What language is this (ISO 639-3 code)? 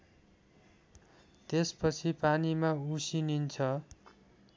nep